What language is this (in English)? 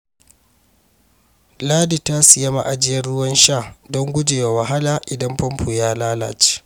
Hausa